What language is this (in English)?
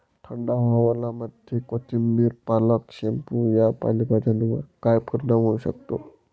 Marathi